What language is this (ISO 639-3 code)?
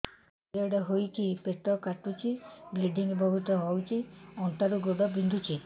ori